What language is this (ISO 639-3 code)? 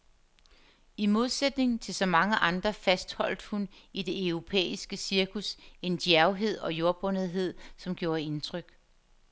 dan